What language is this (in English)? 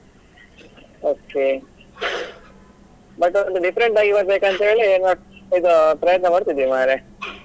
Kannada